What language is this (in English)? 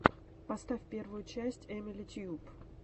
Russian